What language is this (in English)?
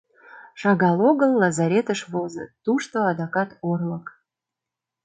Mari